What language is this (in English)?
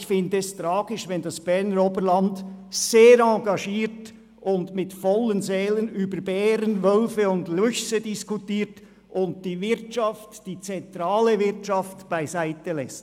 Swiss German